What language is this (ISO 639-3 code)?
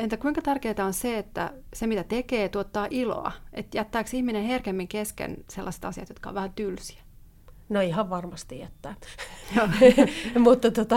fin